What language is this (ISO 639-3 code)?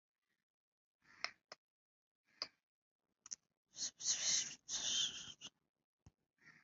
swa